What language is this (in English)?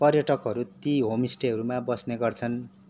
Nepali